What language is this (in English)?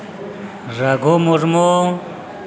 Santali